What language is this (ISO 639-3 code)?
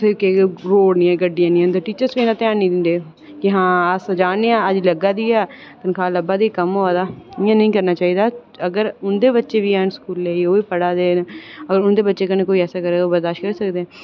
doi